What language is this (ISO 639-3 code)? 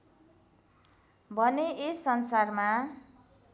nep